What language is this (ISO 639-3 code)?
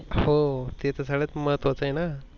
mar